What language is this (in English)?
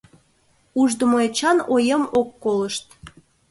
Mari